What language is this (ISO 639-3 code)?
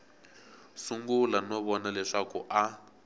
tso